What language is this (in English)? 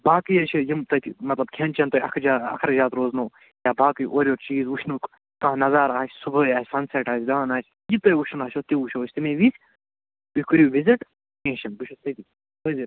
Kashmiri